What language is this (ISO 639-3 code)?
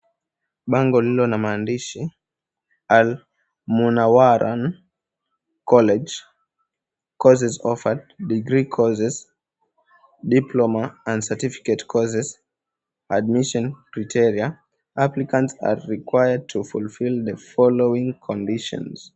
swa